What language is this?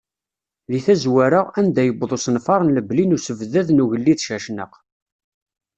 Kabyle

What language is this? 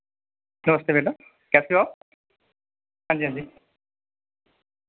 Dogri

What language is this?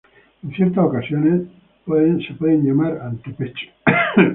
Spanish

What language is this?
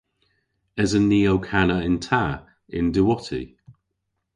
Cornish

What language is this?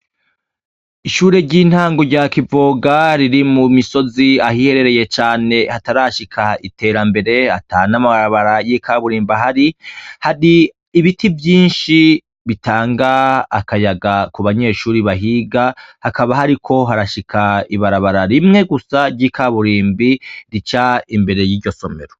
Rundi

